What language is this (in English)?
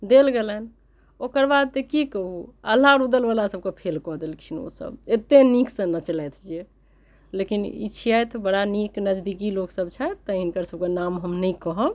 Maithili